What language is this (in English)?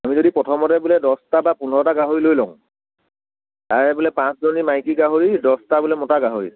Assamese